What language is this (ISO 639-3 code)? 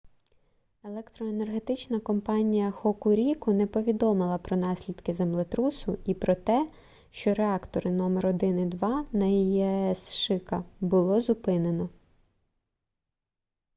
ukr